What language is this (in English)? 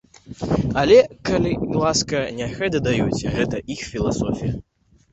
Belarusian